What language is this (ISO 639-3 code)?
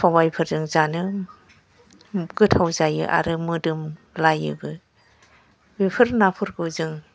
brx